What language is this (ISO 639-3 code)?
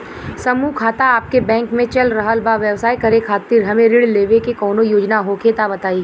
bho